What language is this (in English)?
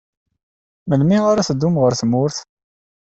Kabyle